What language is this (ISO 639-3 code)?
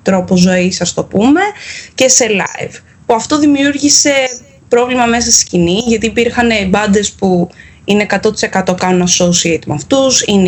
ell